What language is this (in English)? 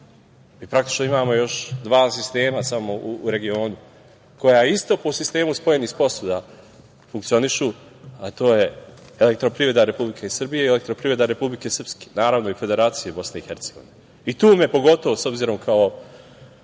Serbian